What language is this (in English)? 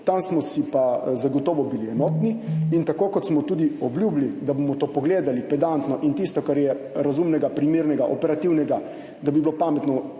Slovenian